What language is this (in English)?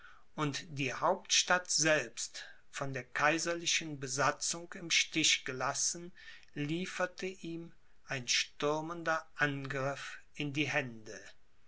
German